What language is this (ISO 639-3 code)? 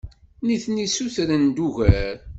kab